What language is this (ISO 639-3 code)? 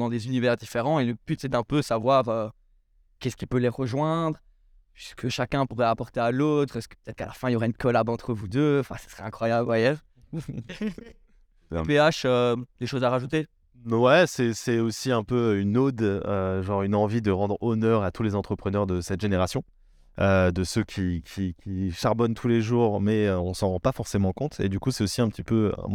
fra